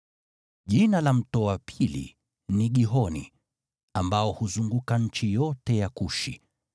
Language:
Swahili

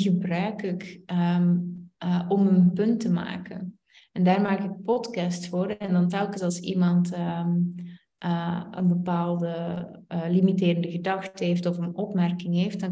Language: Dutch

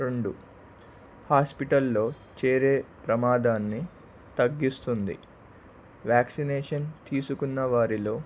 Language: Telugu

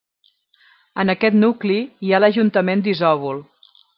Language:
Catalan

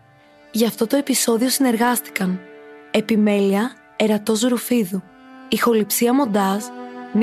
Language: Greek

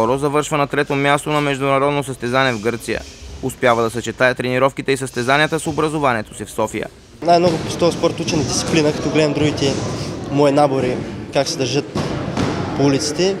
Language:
Bulgarian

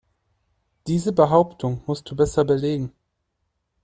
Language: German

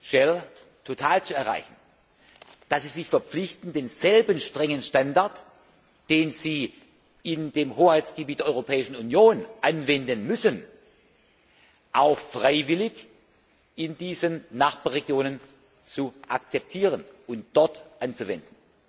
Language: German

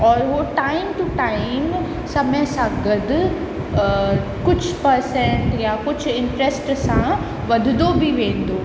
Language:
Sindhi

